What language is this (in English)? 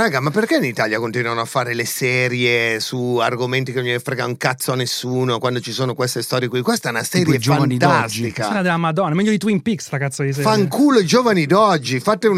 Italian